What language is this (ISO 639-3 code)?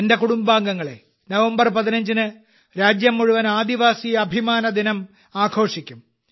mal